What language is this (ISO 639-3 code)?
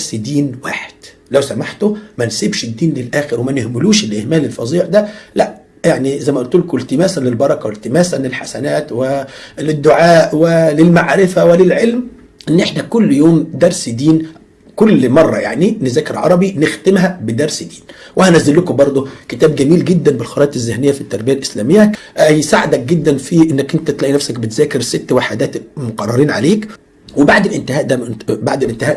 ara